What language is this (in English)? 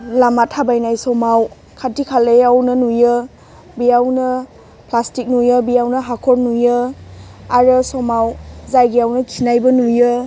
Bodo